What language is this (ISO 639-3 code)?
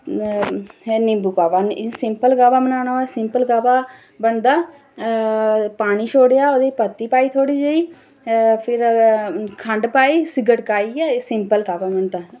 doi